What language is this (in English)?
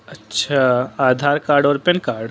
Urdu